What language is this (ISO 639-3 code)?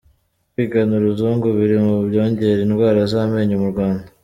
kin